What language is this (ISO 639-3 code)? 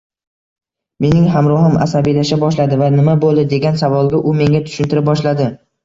uzb